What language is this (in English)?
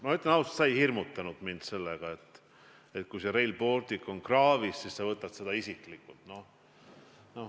Estonian